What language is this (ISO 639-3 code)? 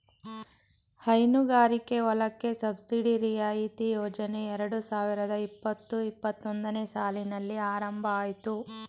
kan